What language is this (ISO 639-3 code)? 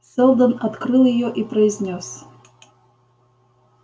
rus